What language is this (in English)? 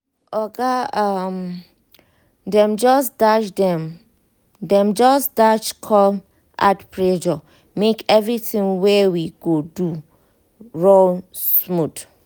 Nigerian Pidgin